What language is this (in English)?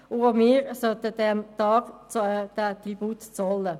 Swiss German